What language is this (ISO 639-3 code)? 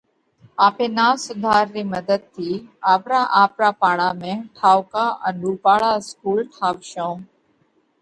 kvx